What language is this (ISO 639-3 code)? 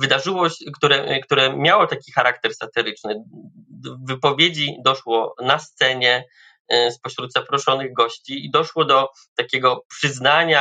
pol